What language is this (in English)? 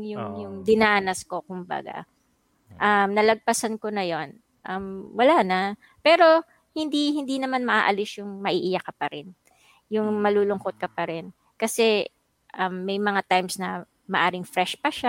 Filipino